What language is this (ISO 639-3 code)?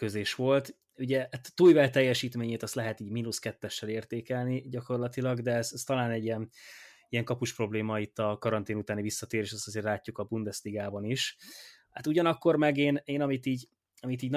hun